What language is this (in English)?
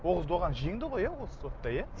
Kazakh